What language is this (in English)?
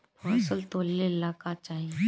Bhojpuri